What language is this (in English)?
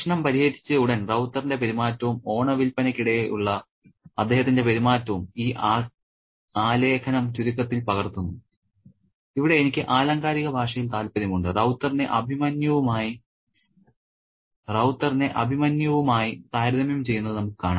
Malayalam